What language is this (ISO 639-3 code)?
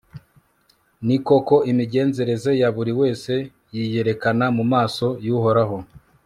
kin